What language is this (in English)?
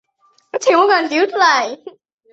Chinese